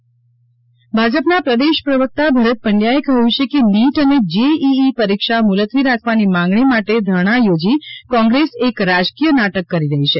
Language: Gujarati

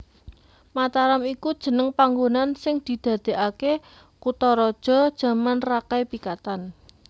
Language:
Javanese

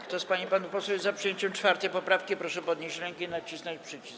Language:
Polish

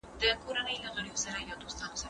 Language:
Pashto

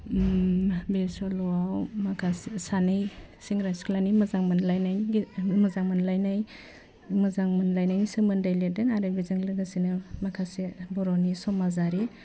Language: Bodo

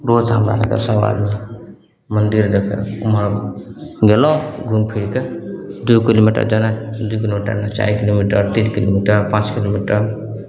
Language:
Maithili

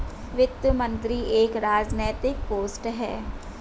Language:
Hindi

